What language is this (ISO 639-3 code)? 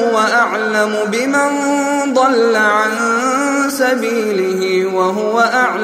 ara